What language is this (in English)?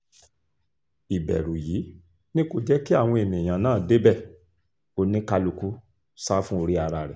Yoruba